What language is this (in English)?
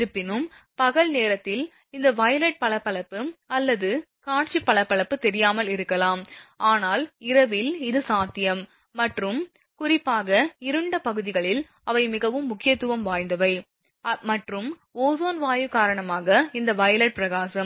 Tamil